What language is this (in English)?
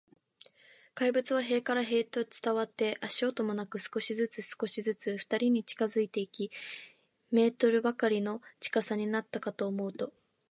Japanese